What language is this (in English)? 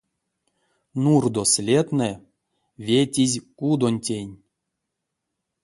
Erzya